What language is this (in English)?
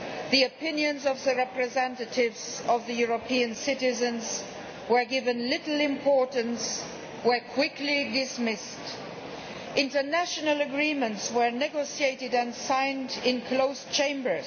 English